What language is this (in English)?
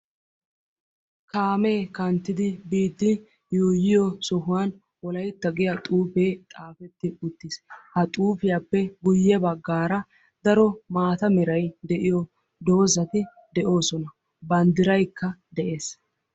Wolaytta